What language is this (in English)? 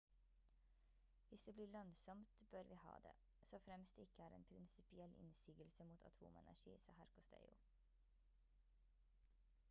Norwegian Bokmål